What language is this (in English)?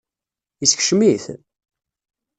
Kabyle